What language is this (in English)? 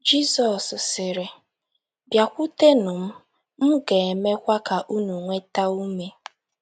Igbo